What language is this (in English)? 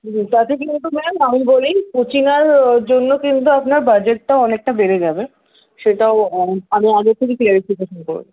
Bangla